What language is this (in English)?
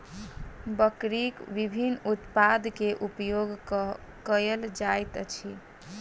Maithili